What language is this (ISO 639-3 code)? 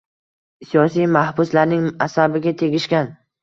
uzb